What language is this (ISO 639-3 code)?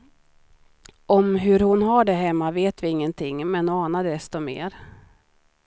swe